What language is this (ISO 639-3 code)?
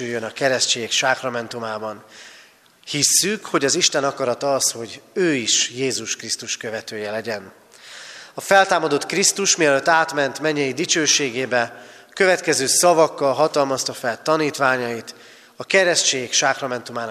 hun